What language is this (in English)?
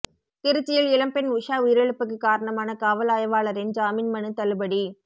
Tamil